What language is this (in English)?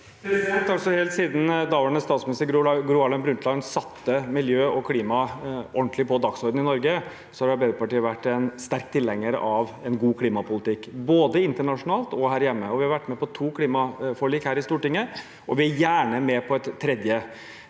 Norwegian